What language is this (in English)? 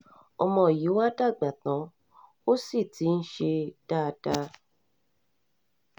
Yoruba